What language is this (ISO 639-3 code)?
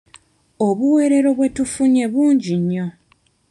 lug